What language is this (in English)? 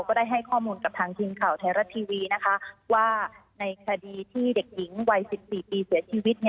Thai